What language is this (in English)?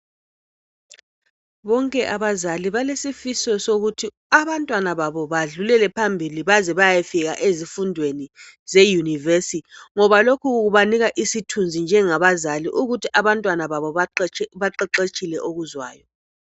North Ndebele